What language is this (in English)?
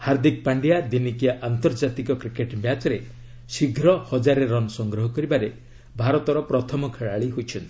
Odia